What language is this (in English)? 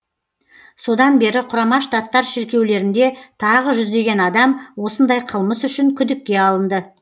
Kazakh